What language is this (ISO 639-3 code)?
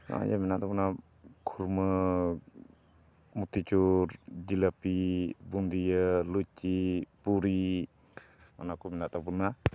sat